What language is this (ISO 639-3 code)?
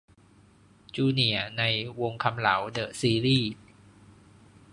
tha